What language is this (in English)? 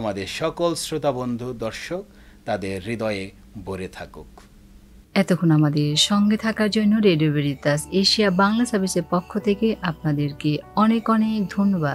Romanian